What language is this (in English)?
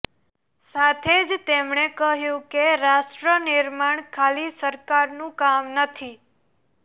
Gujarati